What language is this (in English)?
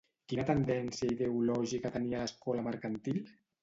Catalan